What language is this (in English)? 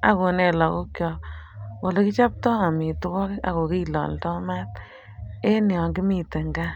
Kalenjin